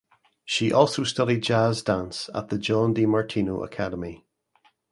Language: English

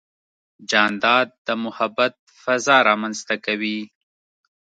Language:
Pashto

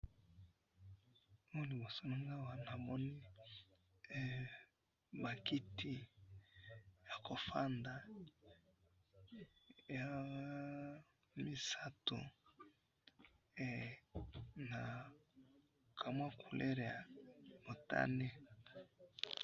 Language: Lingala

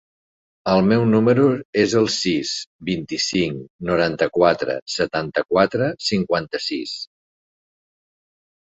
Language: Catalan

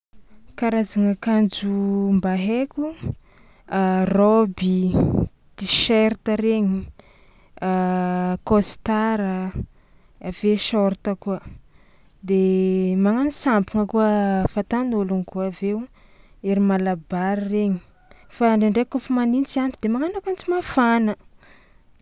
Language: Tsimihety Malagasy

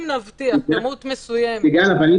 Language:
Hebrew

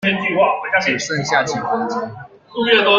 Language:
Chinese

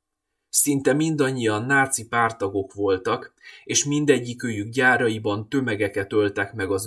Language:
Hungarian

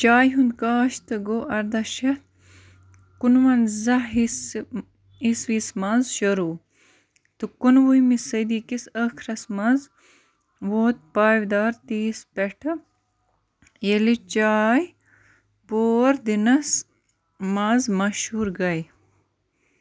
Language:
Kashmiri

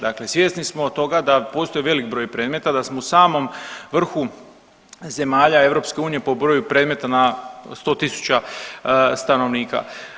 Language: Croatian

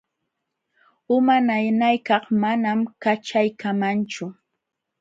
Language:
Jauja Wanca Quechua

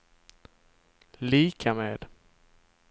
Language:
Swedish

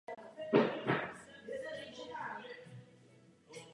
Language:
Czech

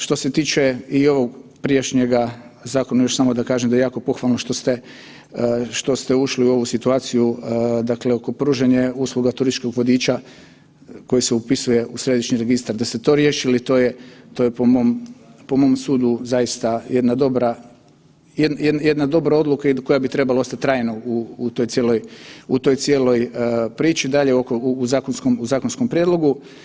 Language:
Croatian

